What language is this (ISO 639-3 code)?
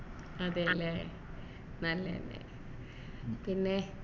mal